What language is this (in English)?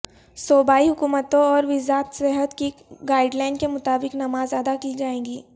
Urdu